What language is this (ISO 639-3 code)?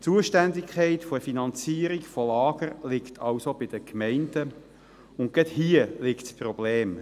gsw